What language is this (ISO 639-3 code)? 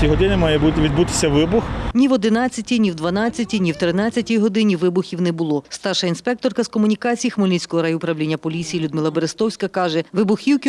ukr